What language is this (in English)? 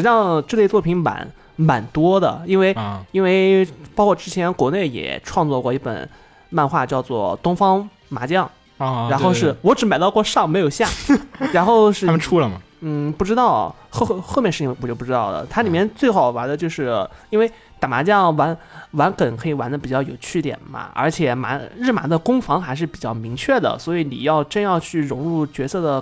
Chinese